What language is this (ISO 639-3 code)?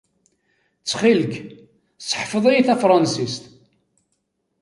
kab